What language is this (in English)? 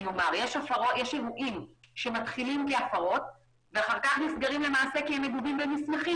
Hebrew